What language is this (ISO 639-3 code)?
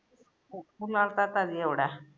guj